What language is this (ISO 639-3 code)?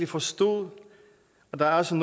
dan